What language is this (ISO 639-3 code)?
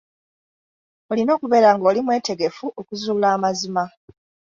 lug